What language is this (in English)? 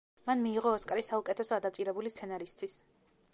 Georgian